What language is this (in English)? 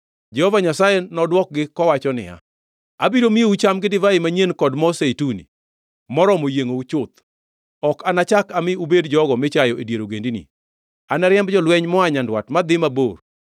Luo (Kenya and Tanzania)